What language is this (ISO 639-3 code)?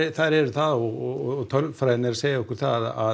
isl